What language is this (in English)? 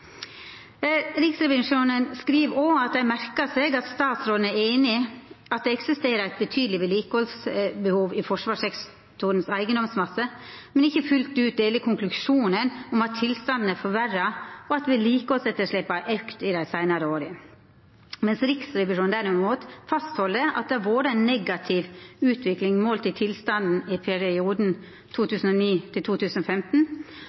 Norwegian Nynorsk